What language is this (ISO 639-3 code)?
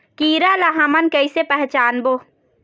hne